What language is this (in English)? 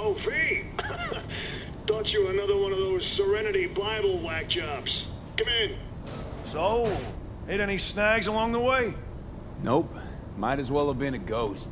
Russian